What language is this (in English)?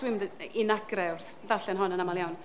Welsh